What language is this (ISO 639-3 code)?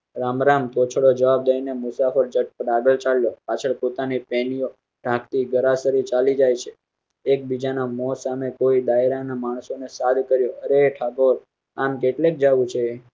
guj